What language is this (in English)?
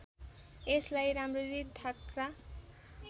Nepali